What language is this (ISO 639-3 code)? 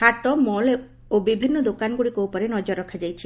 ori